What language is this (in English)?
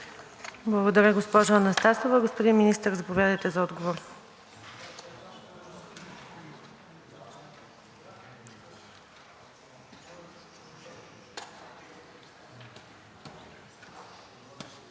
Bulgarian